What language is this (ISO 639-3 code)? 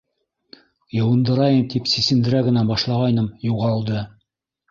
bak